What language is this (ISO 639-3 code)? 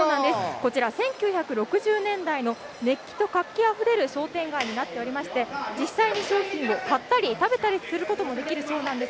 jpn